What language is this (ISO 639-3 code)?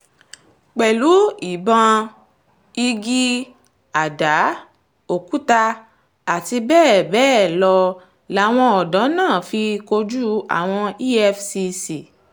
yor